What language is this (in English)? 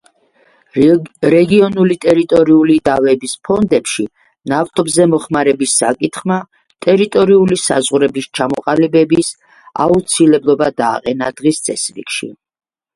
Georgian